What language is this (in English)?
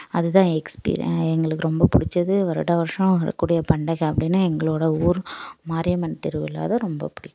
Tamil